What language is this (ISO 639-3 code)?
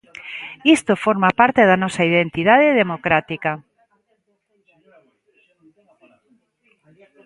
glg